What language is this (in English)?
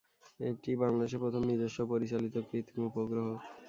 Bangla